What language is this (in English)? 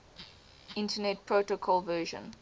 English